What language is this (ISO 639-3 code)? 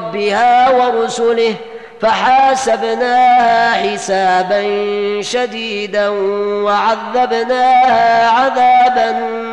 ara